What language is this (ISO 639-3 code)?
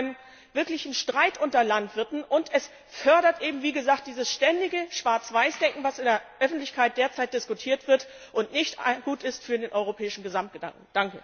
deu